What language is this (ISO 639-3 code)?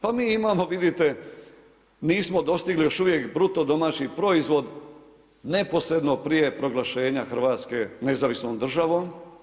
hrv